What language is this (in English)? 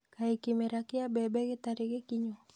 Kikuyu